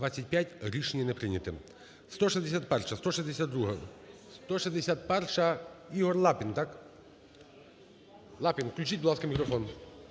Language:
Ukrainian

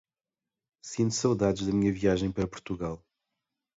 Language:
Portuguese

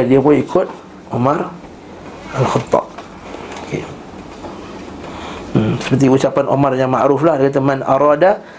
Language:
Malay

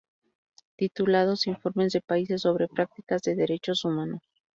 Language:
Spanish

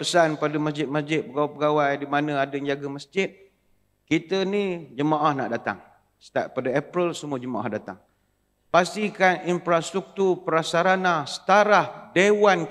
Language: Malay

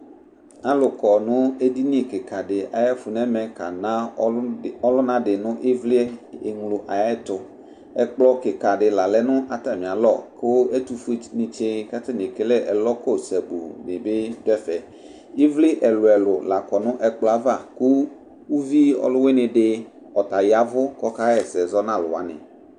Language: Ikposo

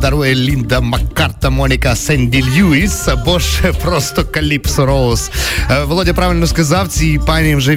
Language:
Ukrainian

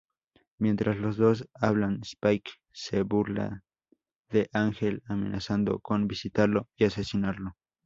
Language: Spanish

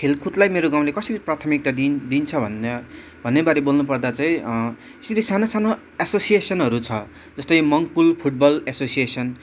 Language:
Nepali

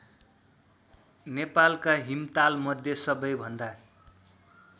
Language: Nepali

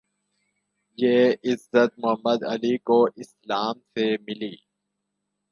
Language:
Urdu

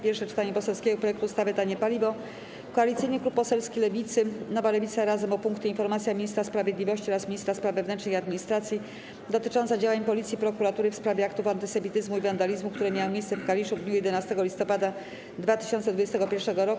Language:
Polish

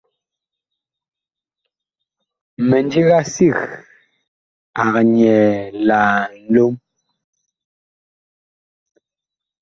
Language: Bakoko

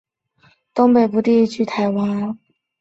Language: Chinese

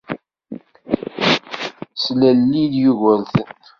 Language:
Kabyle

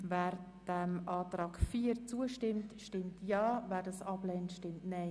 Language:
Swiss German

